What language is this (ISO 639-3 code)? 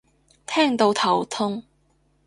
yue